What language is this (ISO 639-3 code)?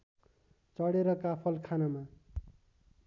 nep